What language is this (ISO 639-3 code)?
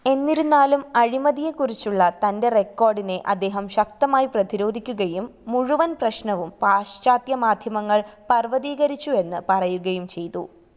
mal